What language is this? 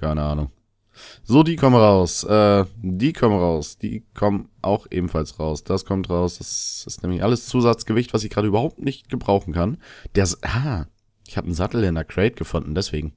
German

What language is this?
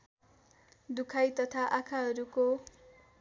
Nepali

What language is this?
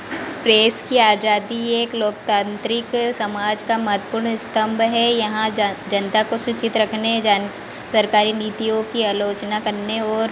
Hindi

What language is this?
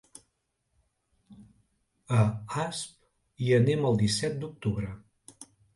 Catalan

